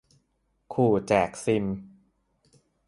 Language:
Thai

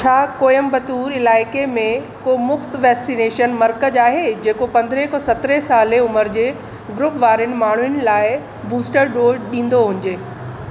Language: Sindhi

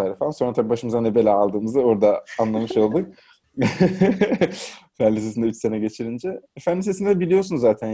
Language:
Turkish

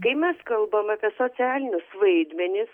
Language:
Lithuanian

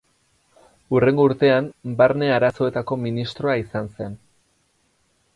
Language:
Basque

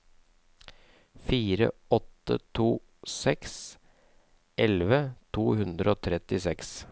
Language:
Norwegian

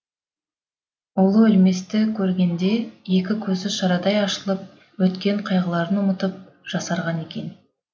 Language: Kazakh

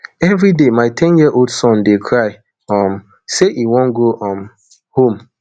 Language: Nigerian Pidgin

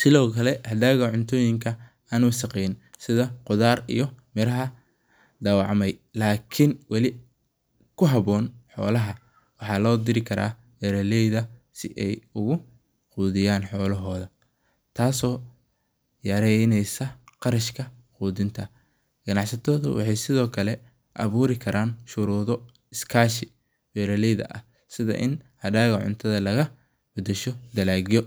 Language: Somali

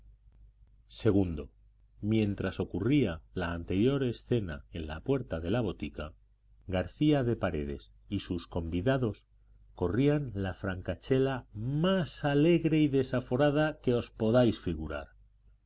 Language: Spanish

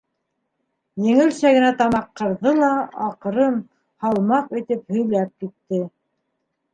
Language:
Bashkir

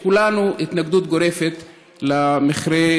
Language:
Hebrew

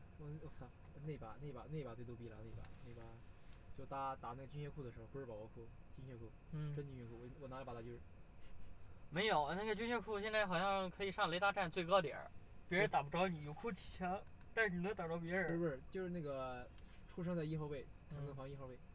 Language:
Chinese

